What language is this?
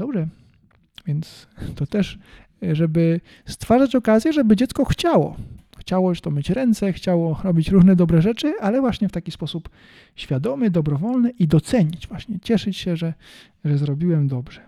Polish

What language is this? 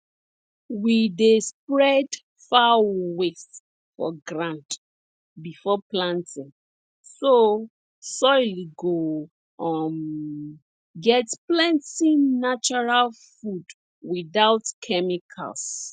Nigerian Pidgin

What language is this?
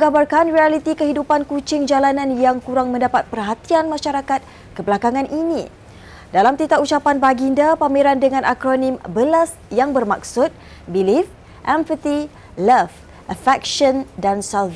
Malay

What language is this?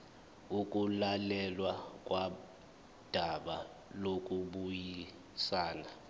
Zulu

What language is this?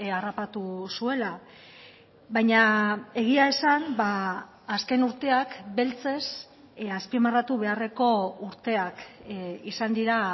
Basque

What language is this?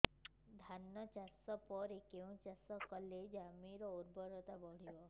Odia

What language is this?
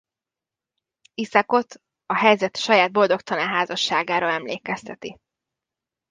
Hungarian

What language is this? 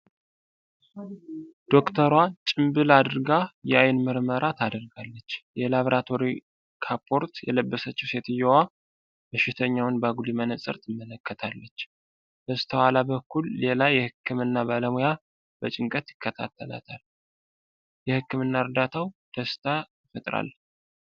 Amharic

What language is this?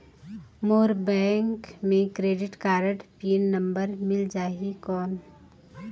Chhattisgarhi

